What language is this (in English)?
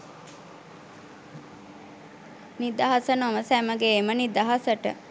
Sinhala